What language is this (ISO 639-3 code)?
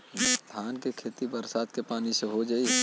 bho